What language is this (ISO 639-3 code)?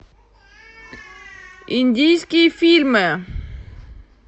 rus